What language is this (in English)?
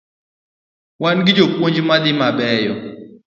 Luo (Kenya and Tanzania)